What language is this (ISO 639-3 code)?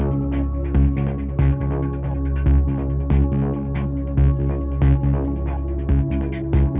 tha